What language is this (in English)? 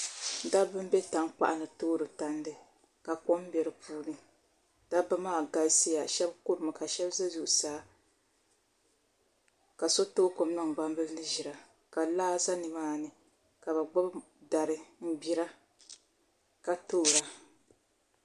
Dagbani